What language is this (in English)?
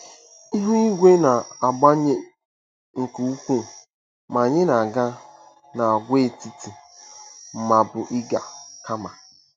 Igbo